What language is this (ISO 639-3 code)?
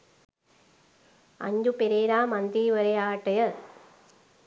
sin